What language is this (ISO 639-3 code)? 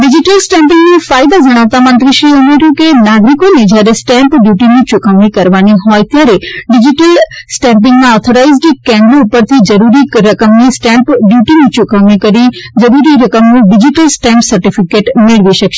guj